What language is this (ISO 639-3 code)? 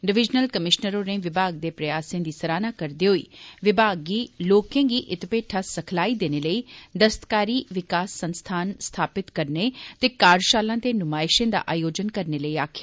doi